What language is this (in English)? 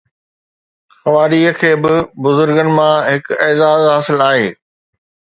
Sindhi